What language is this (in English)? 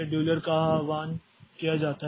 Hindi